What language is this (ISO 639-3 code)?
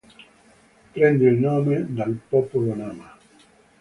ita